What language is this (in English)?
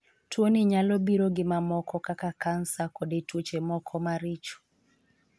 Luo (Kenya and Tanzania)